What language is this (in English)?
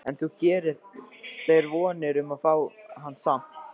Icelandic